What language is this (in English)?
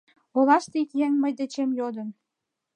Mari